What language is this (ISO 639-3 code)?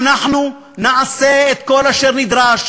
heb